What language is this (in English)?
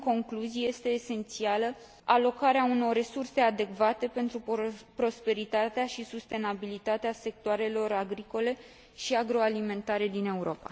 Romanian